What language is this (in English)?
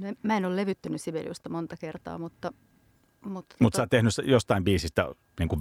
Finnish